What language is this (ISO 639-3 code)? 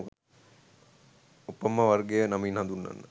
sin